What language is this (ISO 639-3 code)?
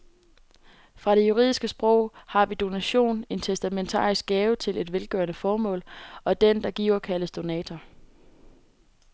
dan